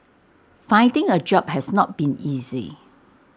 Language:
English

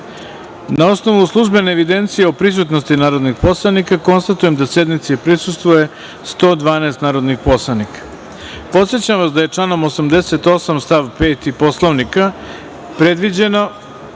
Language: Serbian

